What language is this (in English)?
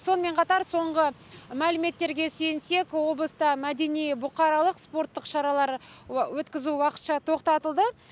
Kazakh